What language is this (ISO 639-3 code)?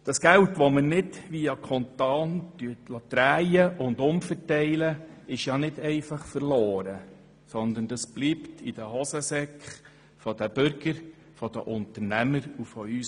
gsw